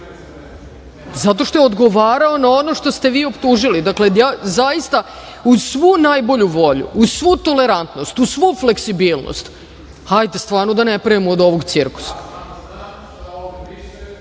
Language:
Serbian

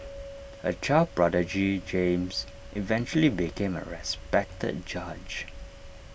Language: English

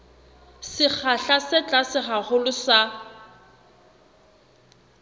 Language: Southern Sotho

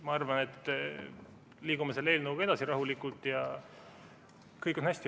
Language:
Estonian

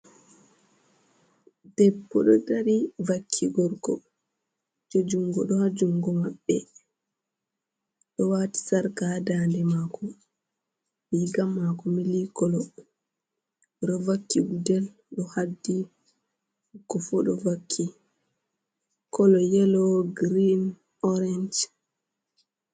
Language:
Fula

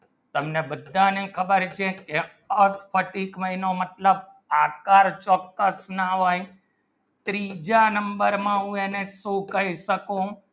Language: Gujarati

